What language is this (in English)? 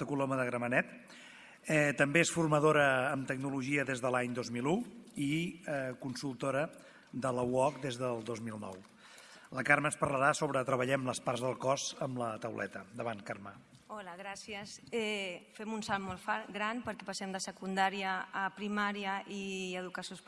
Spanish